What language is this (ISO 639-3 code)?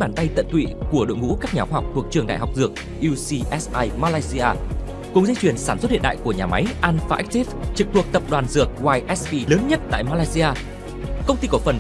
vie